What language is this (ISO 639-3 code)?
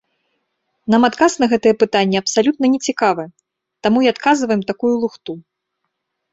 bel